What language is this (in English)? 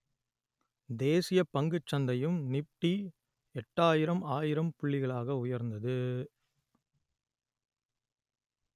Tamil